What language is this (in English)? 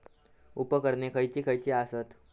Marathi